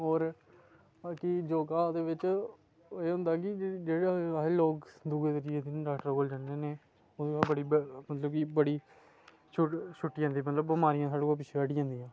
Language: Dogri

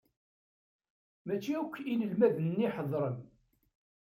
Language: Kabyle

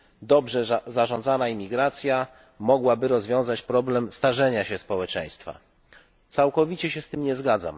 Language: Polish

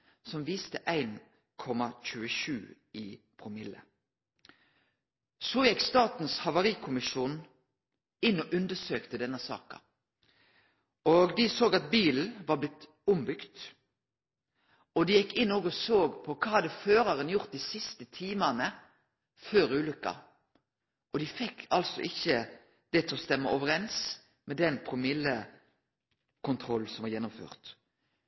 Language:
Norwegian Nynorsk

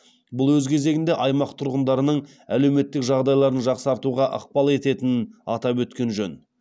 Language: Kazakh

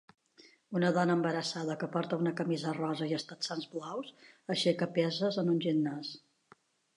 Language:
Catalan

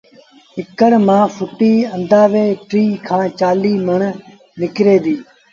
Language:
Sindhi Bhil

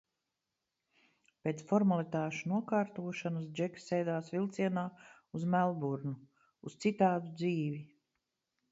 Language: Latvian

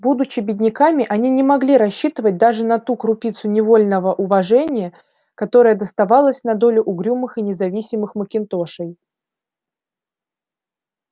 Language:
Russian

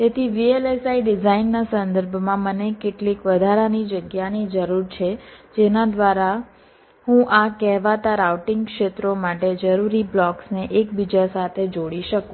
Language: Gujarati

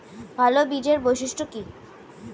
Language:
Bangla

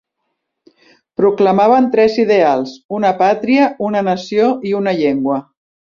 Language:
Catalan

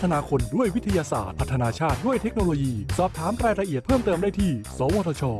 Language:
Thai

